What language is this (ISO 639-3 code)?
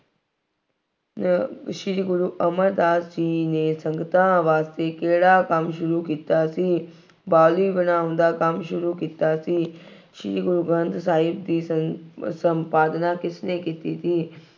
pan